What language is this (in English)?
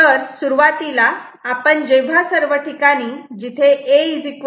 Marathi